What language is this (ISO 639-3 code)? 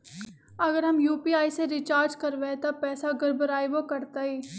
mag